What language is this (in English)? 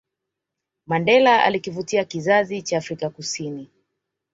Swahili